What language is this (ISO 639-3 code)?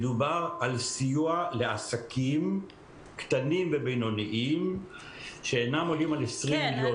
heb